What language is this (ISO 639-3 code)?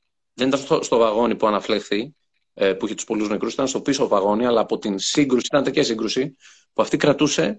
ell